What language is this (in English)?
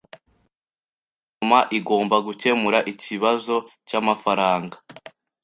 Kinyarwanda